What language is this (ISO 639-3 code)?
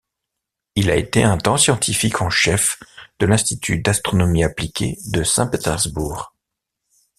fra